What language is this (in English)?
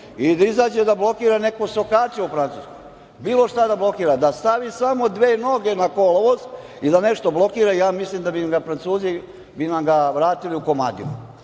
Serbian